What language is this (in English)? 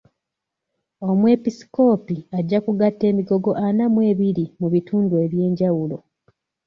Ganda